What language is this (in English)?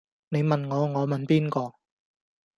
Cantonese